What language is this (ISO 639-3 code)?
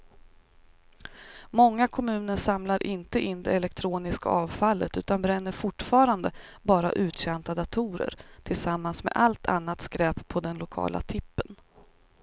swe